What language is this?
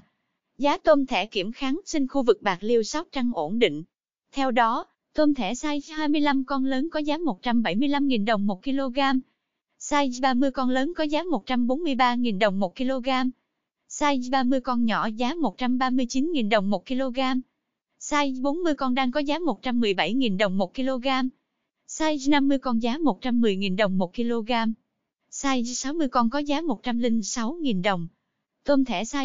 Vietnamese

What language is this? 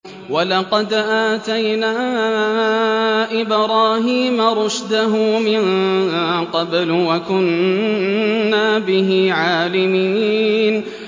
Arabic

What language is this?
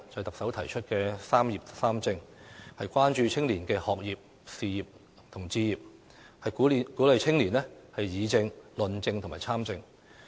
Cantonese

